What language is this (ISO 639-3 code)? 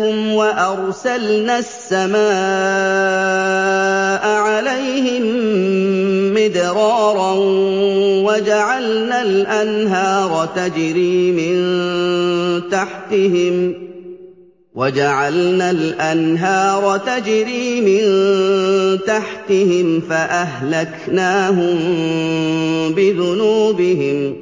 ara